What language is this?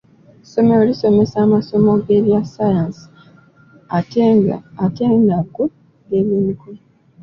Ganda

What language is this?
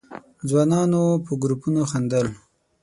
Pashto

